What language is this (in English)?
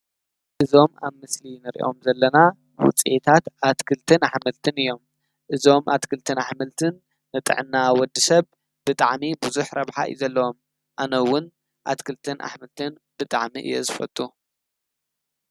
Tigrinya